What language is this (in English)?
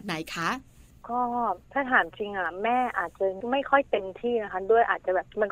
Thai